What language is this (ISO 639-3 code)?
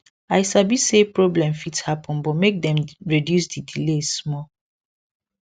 pcm